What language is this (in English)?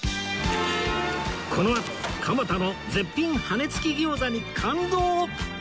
Japanese